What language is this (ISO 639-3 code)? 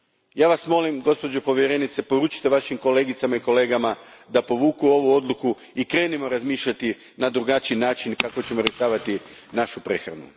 hrv